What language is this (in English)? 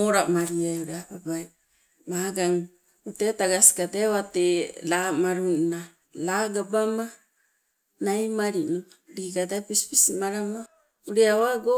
Sibe